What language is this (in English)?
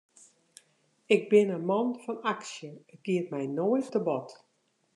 Western Frisian